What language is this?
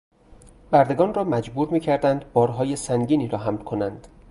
Persian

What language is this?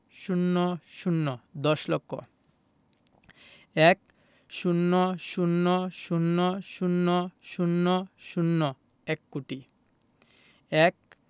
Bangla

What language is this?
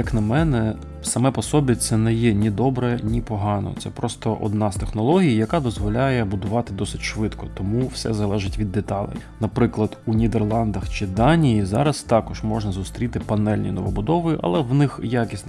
Ukrainian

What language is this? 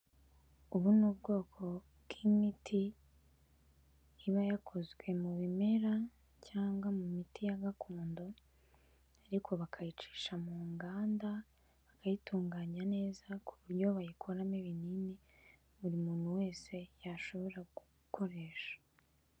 Kinyarwanda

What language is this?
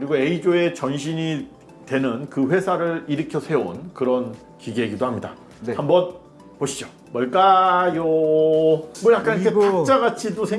Korean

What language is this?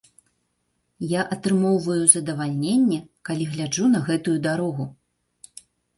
Belarusian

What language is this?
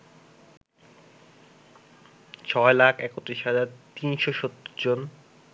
Bangla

